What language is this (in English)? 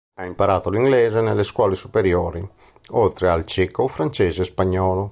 Italian